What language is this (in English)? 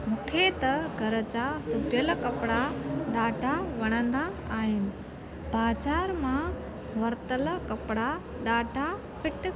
Sindhi